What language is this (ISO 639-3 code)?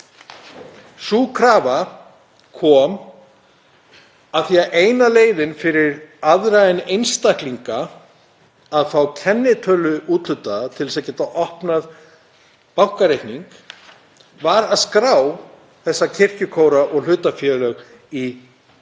isl